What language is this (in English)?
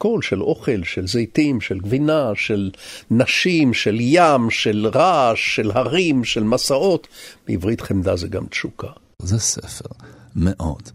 Hebrew